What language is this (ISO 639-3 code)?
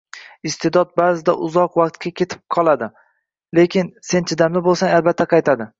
uzb